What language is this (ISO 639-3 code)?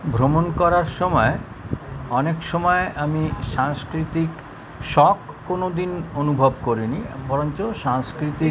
ben